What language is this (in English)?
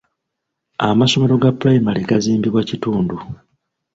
Ganda